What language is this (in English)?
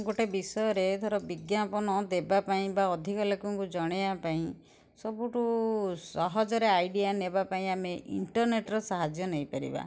Odia